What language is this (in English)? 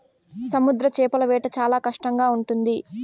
Telugu